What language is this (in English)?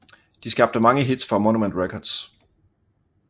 Danish